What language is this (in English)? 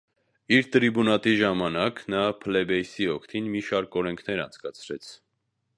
Armenian